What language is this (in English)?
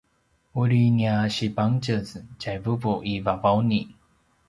Paiwan